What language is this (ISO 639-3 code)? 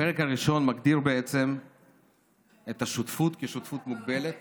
heb